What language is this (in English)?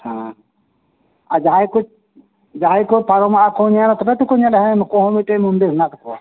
Santali